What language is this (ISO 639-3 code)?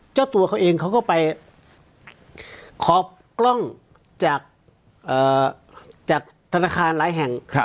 tha